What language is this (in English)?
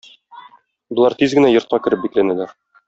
Tatar